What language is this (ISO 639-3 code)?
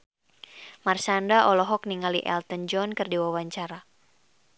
sun